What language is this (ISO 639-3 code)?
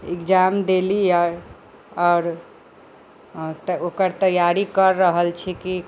mai